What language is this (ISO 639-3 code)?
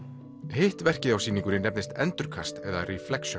isl